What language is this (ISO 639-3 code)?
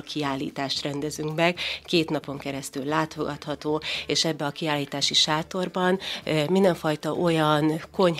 hun